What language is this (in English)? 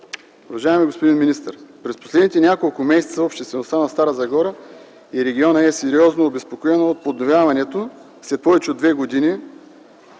Bulgarian